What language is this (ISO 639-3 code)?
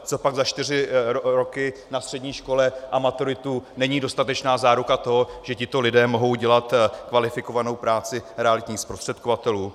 ces